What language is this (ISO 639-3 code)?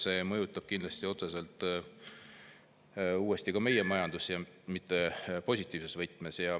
est